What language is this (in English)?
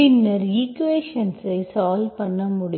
Tamil